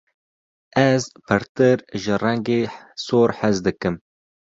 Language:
Kurdish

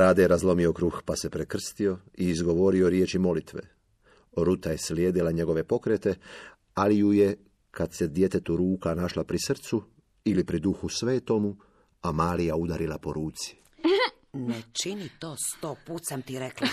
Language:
Croatian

